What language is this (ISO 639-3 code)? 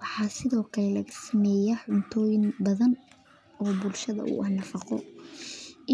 som